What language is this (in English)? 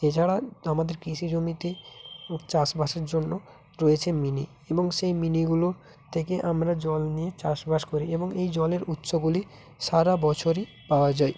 Bangla